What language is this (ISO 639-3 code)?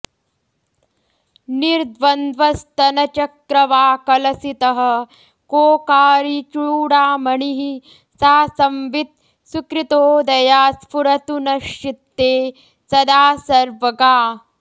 san